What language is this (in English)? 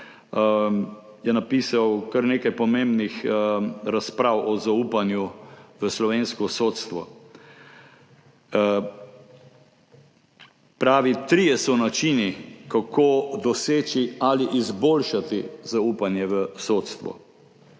Slovenian